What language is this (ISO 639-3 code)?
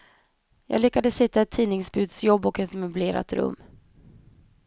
swe